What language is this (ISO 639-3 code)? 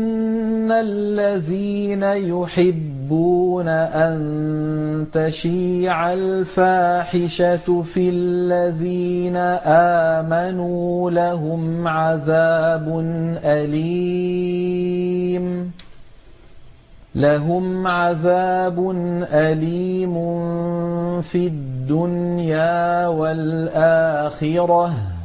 ara